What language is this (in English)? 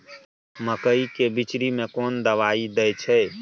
Maithili